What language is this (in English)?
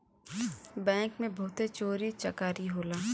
Bhojpuri